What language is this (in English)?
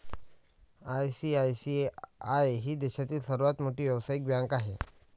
Marathi